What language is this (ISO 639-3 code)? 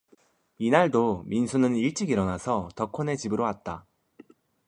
kor